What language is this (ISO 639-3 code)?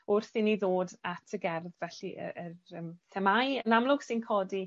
cym